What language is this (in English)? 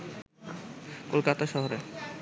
Bangla